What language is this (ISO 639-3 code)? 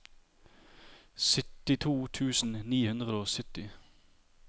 nor